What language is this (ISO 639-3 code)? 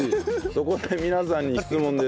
jpn